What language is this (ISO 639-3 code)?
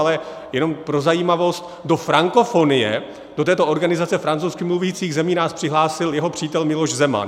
ces